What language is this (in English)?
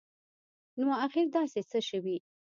Pashto